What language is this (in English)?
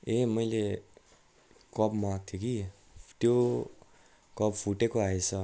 Nepali